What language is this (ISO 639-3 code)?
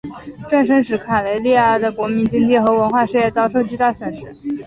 zho